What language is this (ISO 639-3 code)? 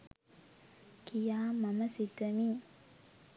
sin